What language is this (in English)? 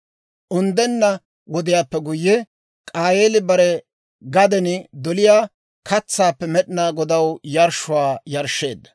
Dawro